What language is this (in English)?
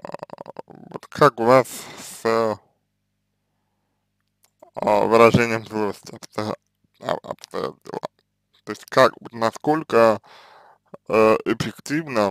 Russian